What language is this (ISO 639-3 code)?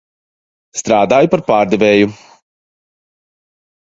lav